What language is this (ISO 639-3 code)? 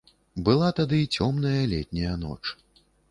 bel